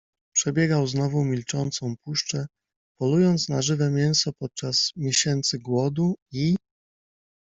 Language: Polish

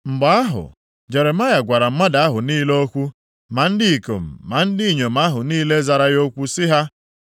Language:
Igbo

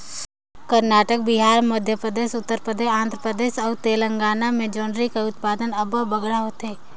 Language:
Chhattisgarhi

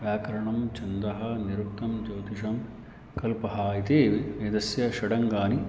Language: Sanskrit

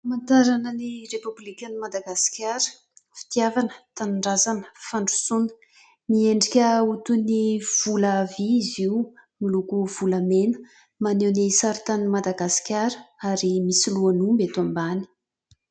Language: Malagasy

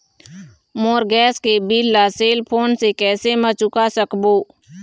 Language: Chhattisgarhi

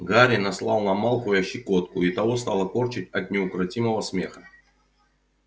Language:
Russian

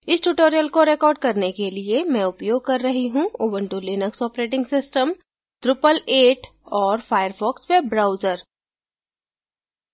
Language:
Hindi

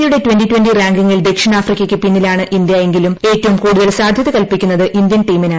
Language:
Malayalam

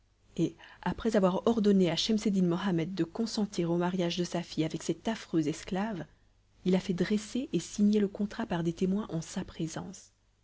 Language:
French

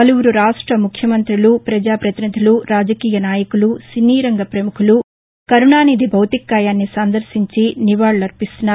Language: Telugu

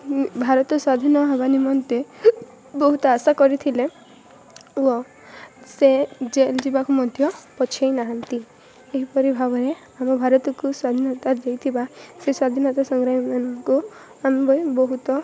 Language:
Odia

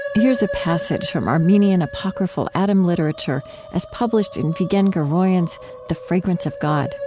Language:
English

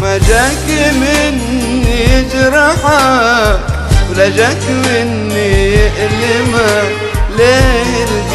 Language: Arabic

